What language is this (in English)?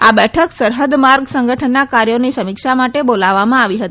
Gujarati